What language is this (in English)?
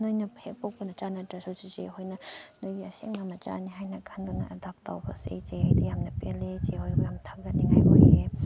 Manipuri